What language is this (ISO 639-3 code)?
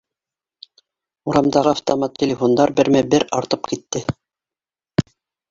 bak